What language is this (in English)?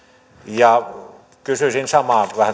Finnish